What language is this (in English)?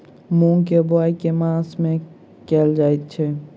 Maithili